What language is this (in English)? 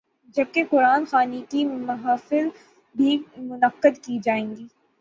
Urdu